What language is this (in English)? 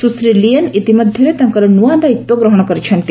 Odia